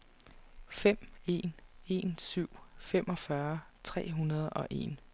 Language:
Danish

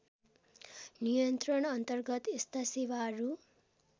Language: Nepali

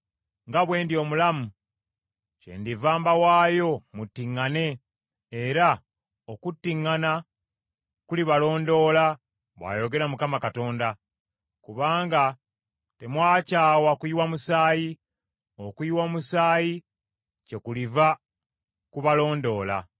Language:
Ganda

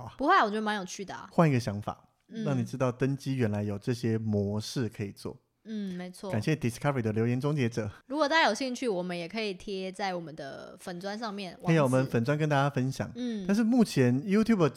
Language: Chinese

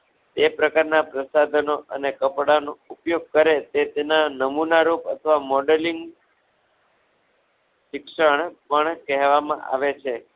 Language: Gujarati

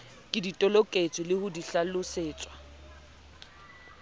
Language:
Southern Sotho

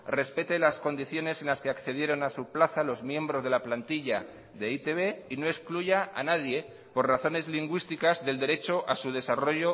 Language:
Spanish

